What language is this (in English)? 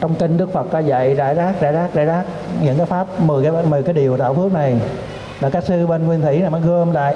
Vietnamese